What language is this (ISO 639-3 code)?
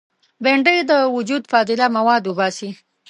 pus